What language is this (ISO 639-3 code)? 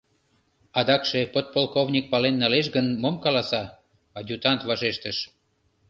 chm